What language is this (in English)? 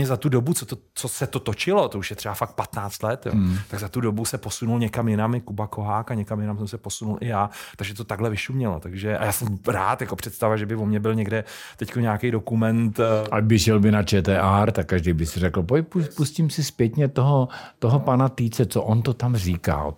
Czech